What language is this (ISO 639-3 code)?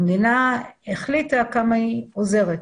heb